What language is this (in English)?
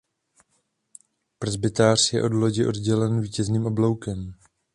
Czech